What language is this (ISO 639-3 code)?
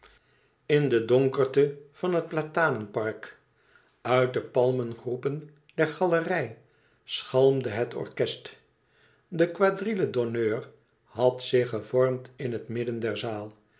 nld